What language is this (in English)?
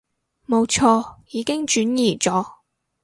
Cantonese